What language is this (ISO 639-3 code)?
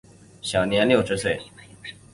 zho